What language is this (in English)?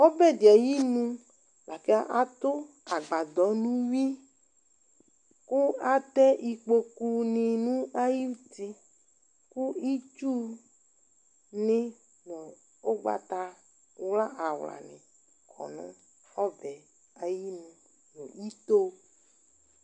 Ikposo